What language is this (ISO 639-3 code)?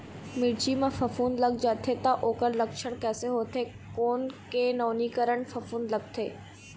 hne